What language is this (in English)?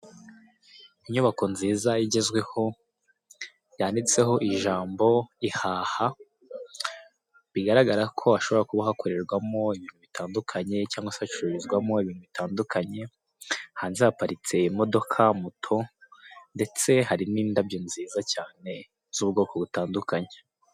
Kinyarwanda